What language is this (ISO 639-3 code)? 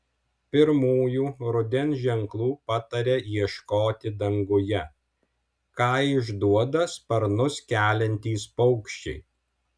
lit